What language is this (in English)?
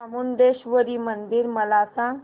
Marathi